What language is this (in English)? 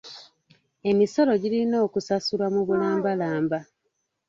Ganda